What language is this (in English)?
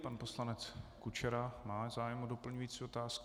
Czech